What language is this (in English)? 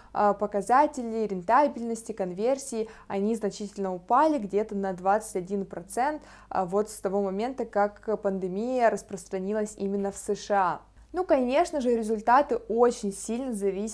Russian